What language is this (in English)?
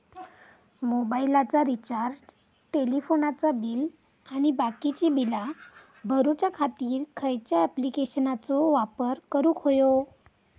Marathi